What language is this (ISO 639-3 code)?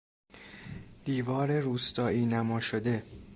fas